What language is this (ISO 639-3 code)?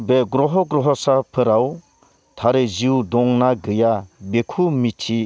brx